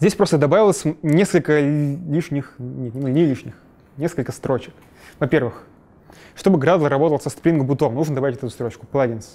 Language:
Russian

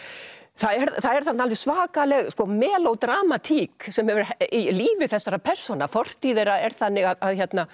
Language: Icelandic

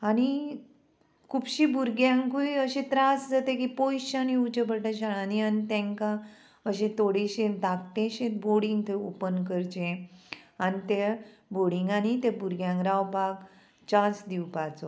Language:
Konkani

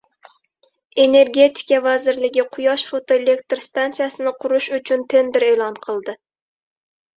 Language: Uzbek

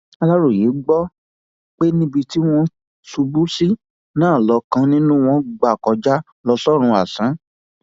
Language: Yoruba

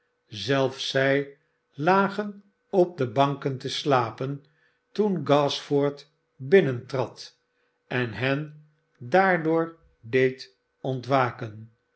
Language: Dutch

